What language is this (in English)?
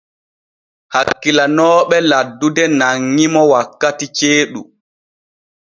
Borgu Fulfulde